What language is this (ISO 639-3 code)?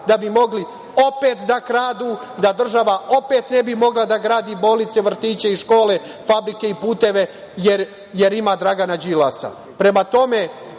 srp